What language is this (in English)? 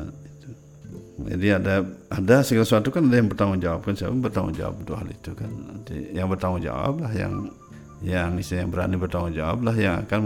Indonesian